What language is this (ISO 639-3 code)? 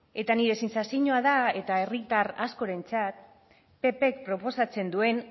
eus